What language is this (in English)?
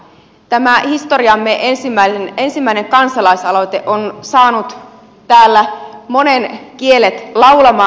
Finnish